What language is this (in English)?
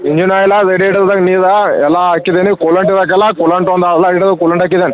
Kannada